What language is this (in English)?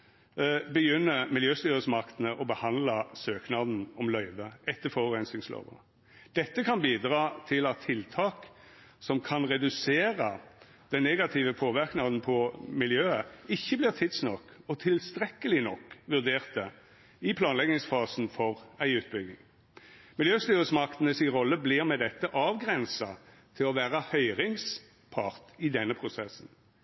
Norwegian Nynorsk